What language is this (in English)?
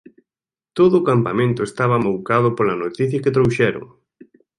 Galician